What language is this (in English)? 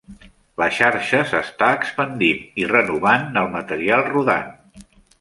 Catalan